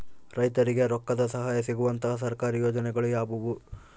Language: Kannada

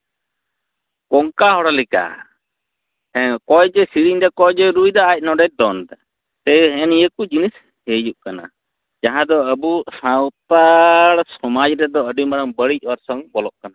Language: Santali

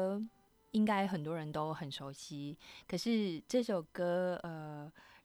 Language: Chinese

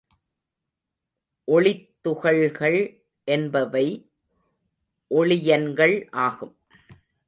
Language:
Tamil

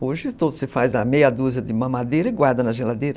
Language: Portuguese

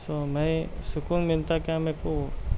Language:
Urdu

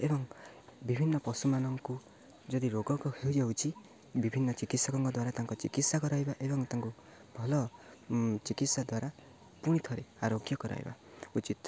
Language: Odia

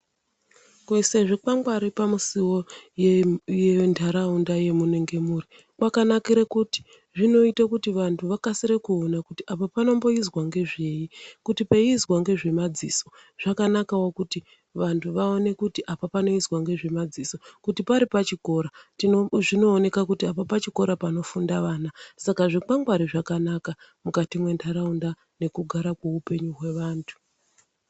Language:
Ndau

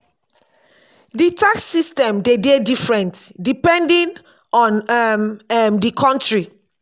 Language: Nigerian Pidgin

